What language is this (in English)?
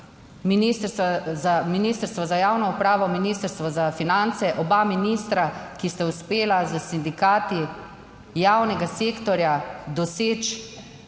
Slovenian